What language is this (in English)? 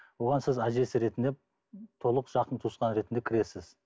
Kazakh